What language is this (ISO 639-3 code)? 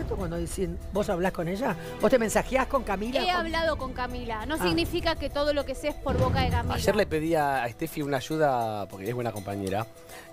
spa